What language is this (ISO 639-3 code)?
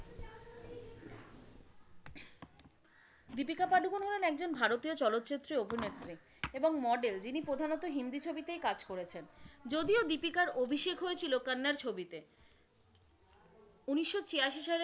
ben